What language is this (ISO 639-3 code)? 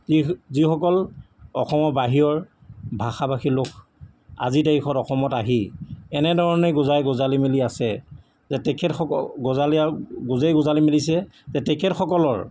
asm